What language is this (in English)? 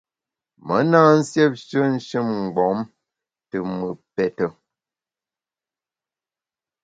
Bamun